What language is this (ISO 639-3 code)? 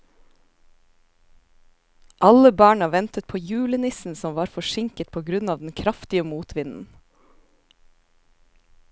nor